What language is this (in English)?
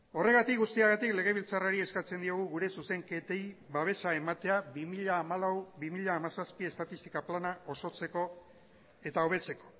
Basque